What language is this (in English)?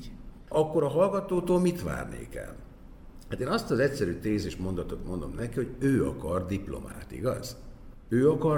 Hungarian